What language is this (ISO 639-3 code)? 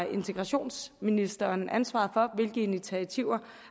dan